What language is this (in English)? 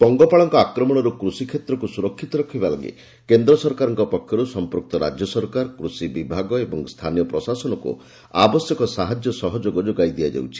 Odia